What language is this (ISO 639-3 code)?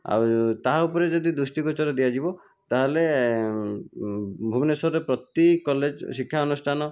ori